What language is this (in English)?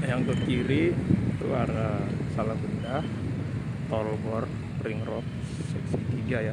Indonesian